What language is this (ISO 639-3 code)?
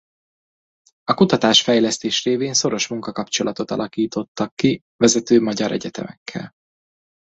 hun